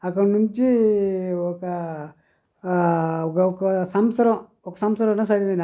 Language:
Telugu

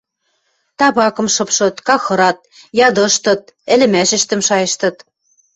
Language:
Western Mari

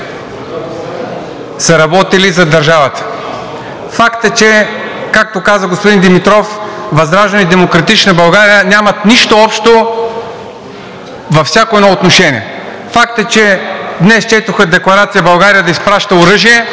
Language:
Bulgarian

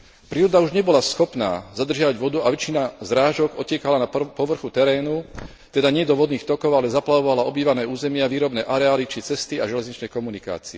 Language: Slovak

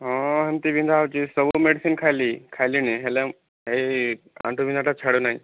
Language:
Odia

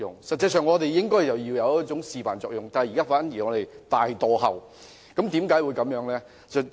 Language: Cantonese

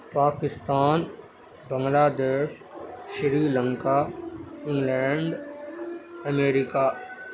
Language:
Urdu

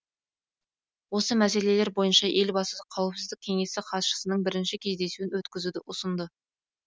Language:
Kazakh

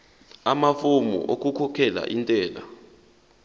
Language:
Zulu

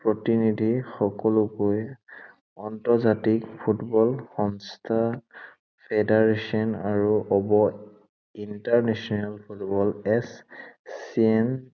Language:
Assamese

